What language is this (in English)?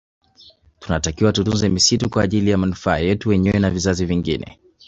Swahili